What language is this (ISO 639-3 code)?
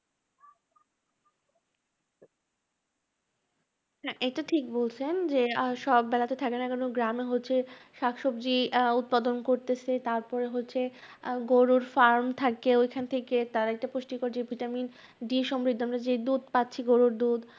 ben